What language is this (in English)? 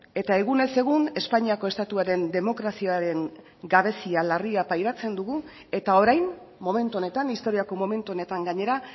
Basque